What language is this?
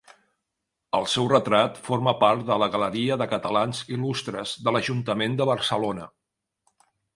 Catalan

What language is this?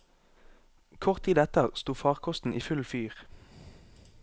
Norwegian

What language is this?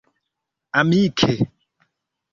Esperanto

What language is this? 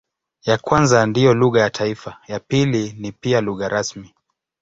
Swahili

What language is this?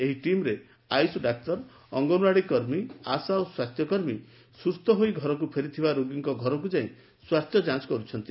Odia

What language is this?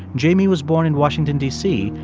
English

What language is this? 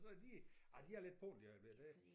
Danish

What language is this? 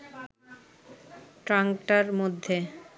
Bangla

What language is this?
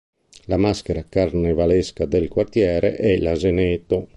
Italian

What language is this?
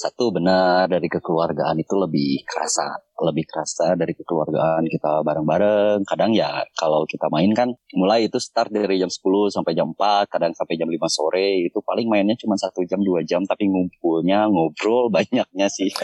Indonesian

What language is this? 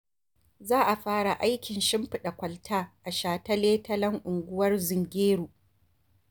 Hausa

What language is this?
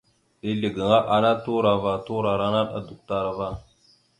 Mada (Cameroon)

